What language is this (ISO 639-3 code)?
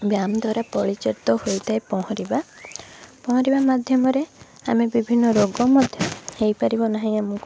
ori